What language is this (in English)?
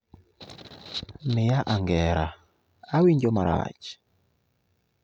Luo (Kenya and Tanzania)